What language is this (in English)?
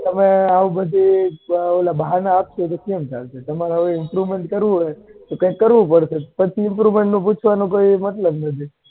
Gujarati